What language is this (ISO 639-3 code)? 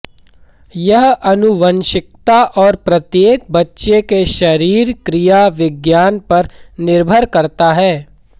hin